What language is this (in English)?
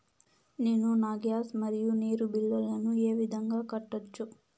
Telugu